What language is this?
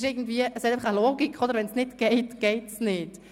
Swiss German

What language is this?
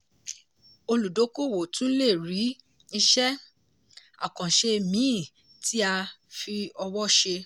Yoruba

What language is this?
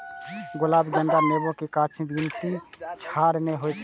Maithili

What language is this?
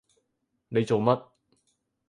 Cantonese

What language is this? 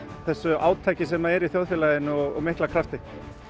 Icelandic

